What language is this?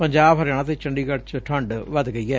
Punjabi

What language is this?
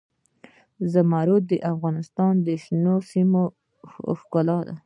Pashto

